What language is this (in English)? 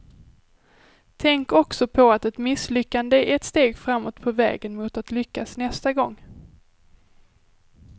Swedish